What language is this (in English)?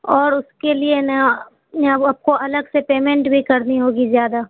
Urdu